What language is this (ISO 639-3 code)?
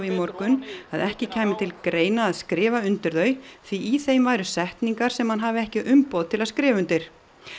isl